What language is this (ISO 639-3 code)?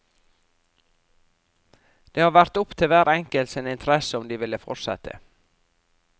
nor